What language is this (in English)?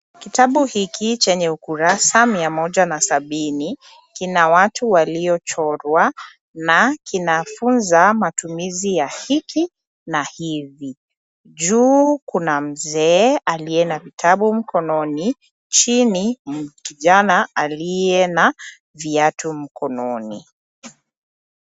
Swahili